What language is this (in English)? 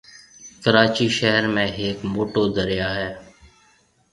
Marwari (Pakistan)